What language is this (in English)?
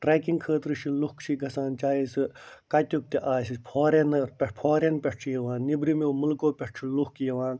Kashmiri